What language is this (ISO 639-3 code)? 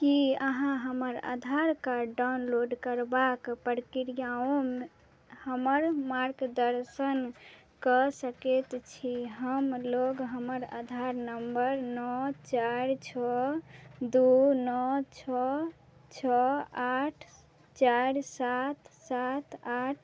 mai